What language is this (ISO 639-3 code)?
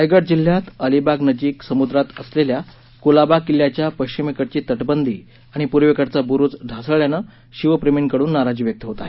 mar